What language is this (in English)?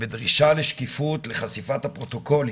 Hebrew